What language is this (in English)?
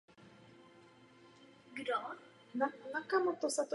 Czech